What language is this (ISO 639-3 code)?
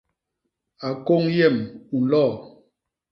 bas